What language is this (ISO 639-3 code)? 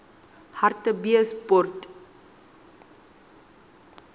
sot